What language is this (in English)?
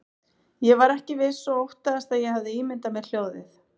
Icelandic